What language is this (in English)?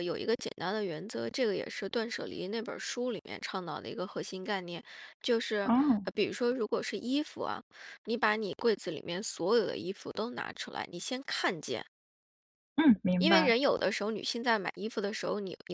Chinese